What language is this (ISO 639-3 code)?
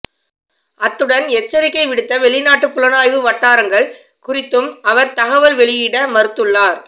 tam